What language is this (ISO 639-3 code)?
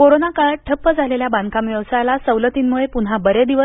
mar